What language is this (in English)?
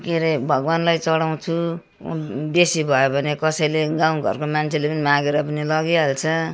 Nepali